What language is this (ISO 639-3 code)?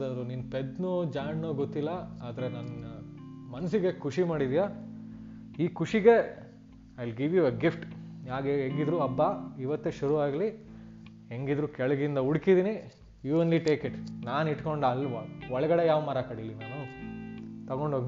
kan